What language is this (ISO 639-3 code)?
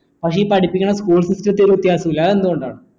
mal